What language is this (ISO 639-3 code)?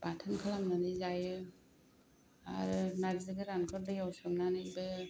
brx